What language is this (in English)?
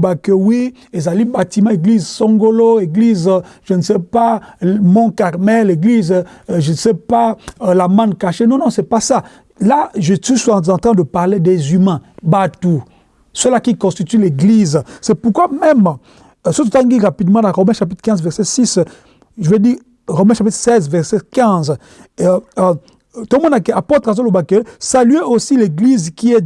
French